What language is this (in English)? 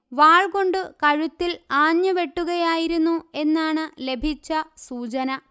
Malayalam